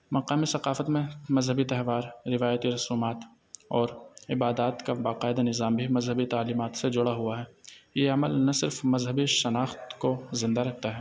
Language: Urdu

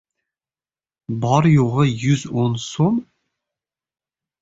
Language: Uzbek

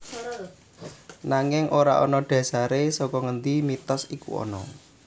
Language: Javanese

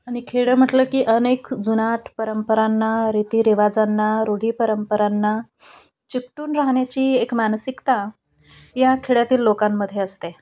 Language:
Marathi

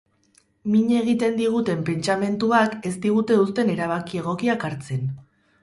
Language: Basque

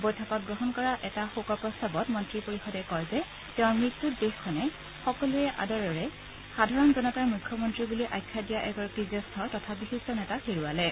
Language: Assamese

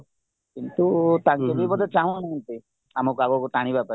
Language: Odia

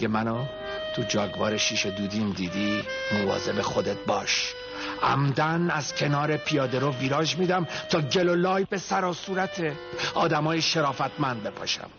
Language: Persian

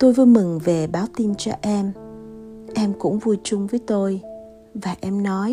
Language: Vietnamese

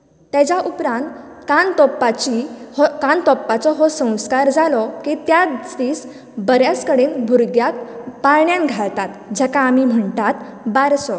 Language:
Konkani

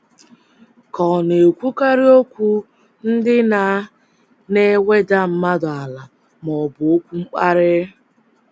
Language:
Igbo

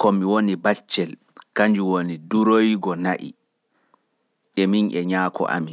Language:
Fula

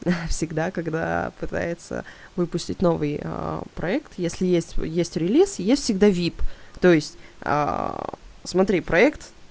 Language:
Russian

